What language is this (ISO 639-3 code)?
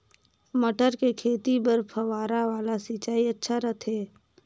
hne